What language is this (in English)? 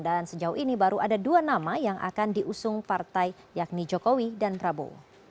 Indonesian